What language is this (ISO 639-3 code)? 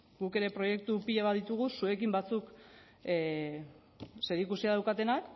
eus